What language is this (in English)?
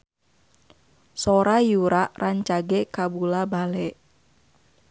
Sundanese